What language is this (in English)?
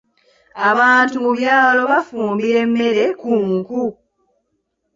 Ganda